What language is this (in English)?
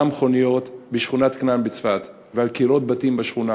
Hebrew